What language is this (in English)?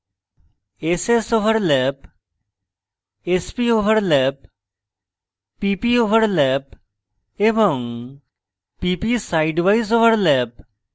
Bangla